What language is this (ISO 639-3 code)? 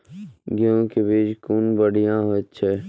mai